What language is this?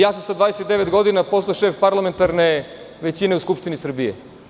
Serbian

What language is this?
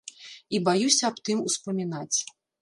Belarusian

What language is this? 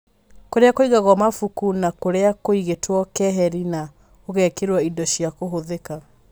Kikuyu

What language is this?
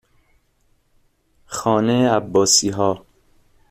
Persian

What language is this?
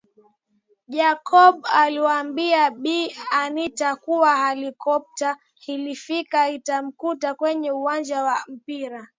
Swahili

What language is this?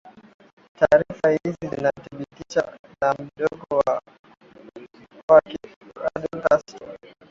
Swahili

